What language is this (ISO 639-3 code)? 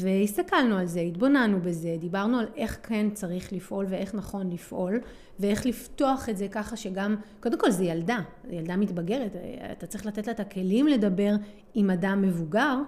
heb